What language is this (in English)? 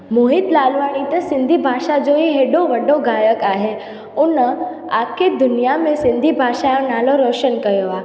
Sindhi